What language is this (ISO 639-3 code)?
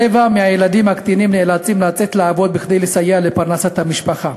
heb